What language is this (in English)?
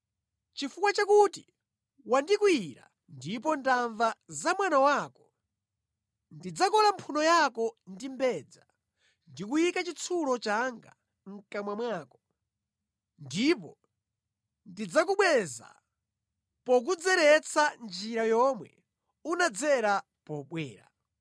Nyanja